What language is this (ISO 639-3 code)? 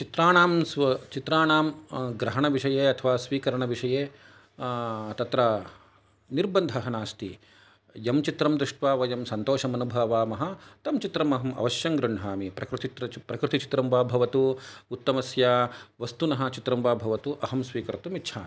san